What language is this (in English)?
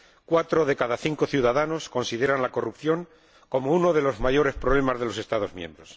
Spanish